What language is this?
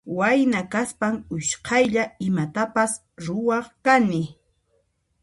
Puno Quechua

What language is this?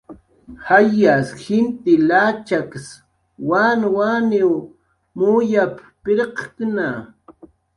Jaqaru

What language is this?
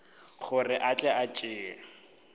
Northern Sotho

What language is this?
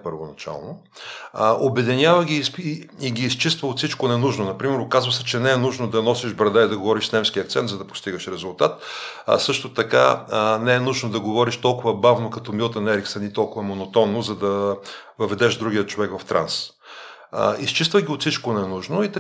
Bulgarian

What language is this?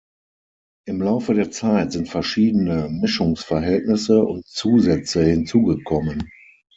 German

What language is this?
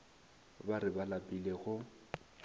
Northern Sotho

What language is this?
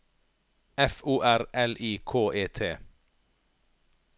Norwegian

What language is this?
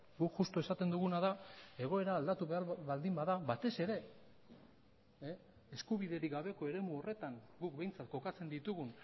Basque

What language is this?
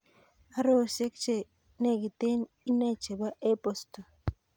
Kalenjin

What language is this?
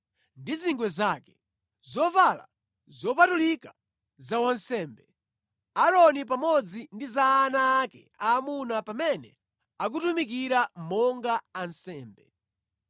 Nyanja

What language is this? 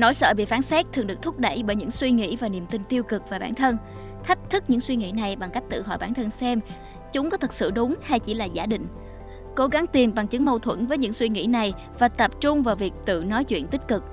Vietnamese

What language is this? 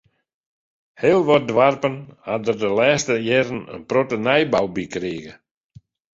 Western Frisian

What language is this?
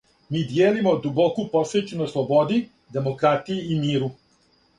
Serbian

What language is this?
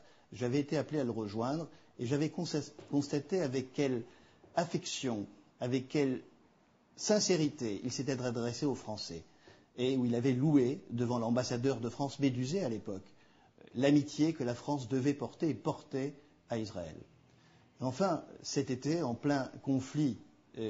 French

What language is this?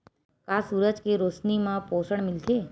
Chhattisgarhi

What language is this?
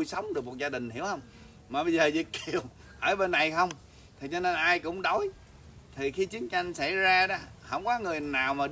Vietnamese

